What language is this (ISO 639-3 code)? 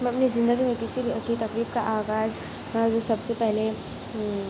urd